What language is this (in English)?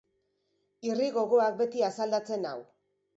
Basque